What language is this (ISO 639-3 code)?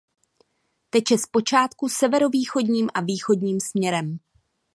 ces